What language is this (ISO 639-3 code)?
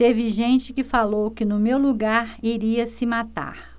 por